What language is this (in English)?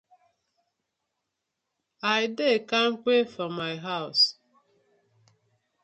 Nigerian Pidgin